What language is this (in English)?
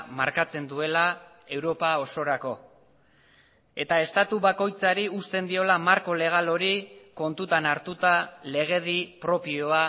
Basque